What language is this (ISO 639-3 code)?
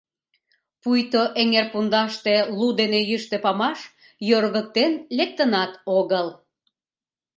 chm